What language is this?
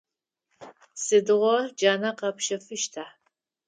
Adyghe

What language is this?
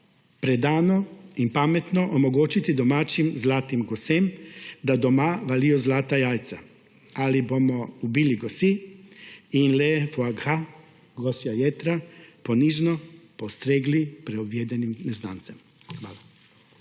Slovenian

